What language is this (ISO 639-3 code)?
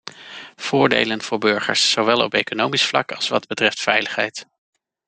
nld